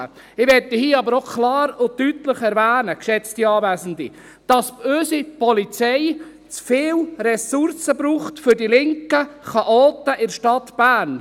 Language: Swiss German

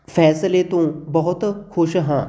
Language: Punjabi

